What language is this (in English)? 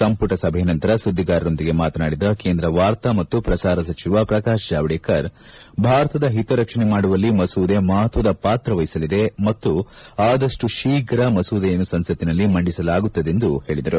Kannada